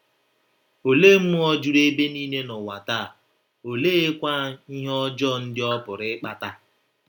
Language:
Igbo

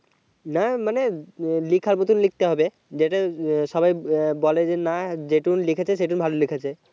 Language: Bangla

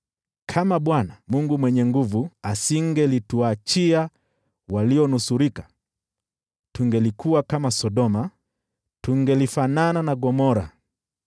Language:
Swahili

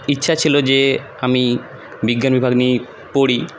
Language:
Bangla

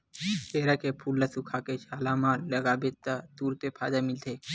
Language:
Chhattisgarhi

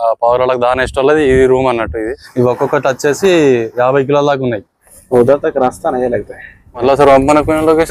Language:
Telugu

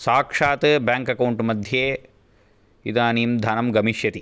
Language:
Sanskrit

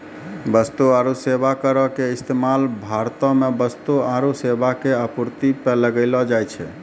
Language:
Maithili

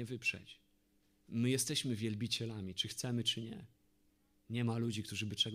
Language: Polish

